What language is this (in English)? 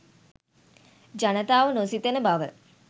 Sinhala